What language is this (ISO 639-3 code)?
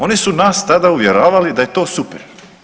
hrv